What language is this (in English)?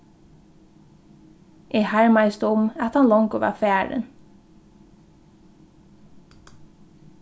Faroese